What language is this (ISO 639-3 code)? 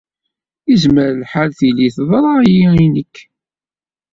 kab